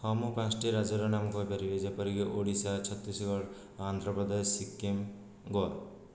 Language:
Odia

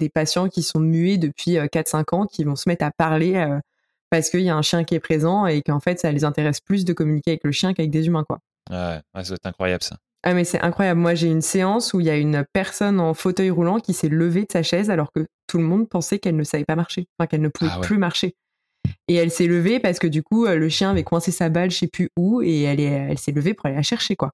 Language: French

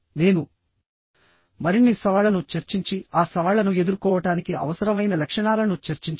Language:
Telugu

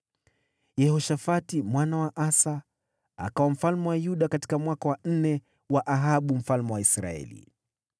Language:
Swahili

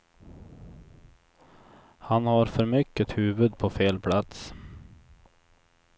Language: Swedish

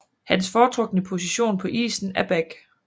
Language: Danish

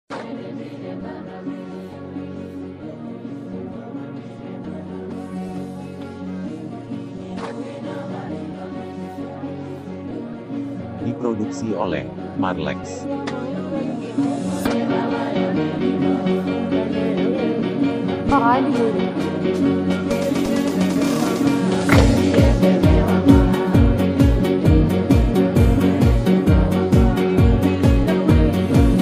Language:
Indonesian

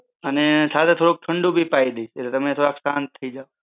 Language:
Gujarati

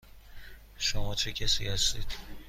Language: Persian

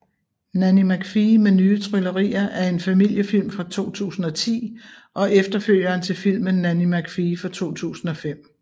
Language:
Danish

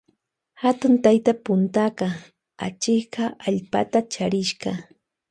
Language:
Loja Highland Quichua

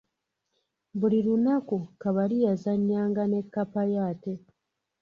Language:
Ganda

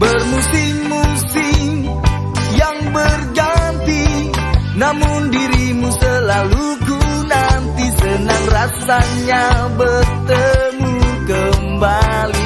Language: Indonesian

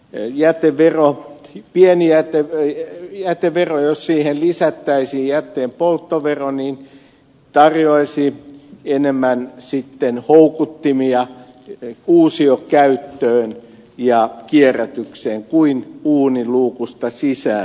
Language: Finnish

